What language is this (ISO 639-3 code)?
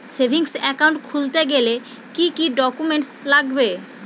ben